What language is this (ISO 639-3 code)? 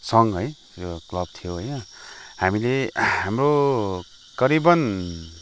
nep